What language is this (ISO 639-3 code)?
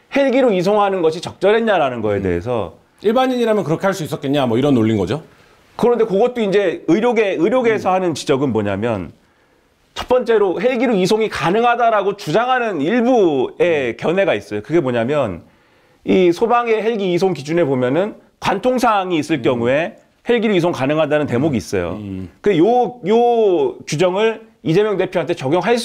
kor